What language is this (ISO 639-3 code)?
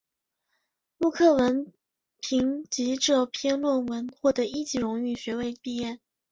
zho